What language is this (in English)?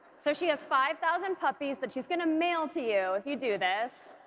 English